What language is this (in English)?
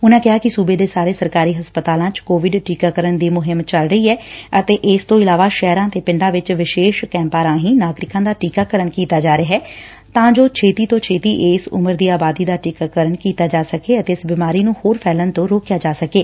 Punjabi